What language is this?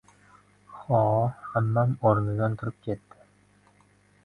Uzbek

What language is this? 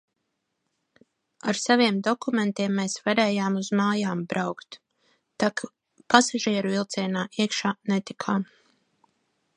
Latvian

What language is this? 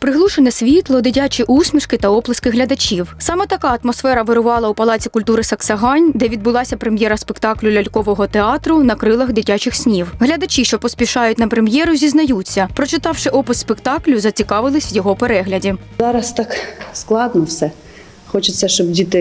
Ukrainian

